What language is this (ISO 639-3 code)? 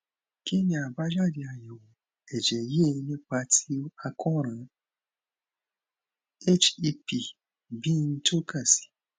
yor